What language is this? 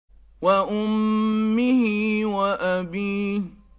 Arabic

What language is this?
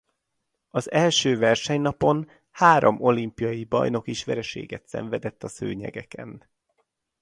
Hungarian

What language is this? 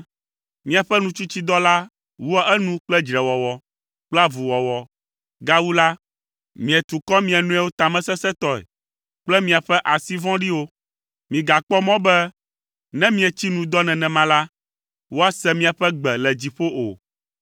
Ewe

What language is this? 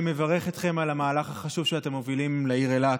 Hebrew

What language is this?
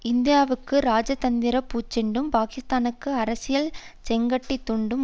Tamil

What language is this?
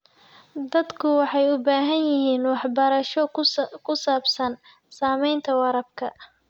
Somali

